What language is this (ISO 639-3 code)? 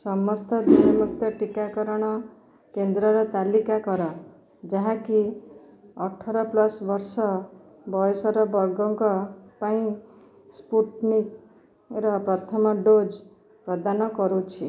ori